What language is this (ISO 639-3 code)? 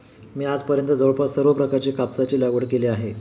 mar